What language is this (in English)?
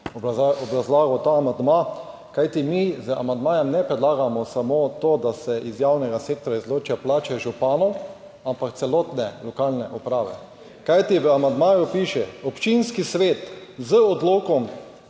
Slovenian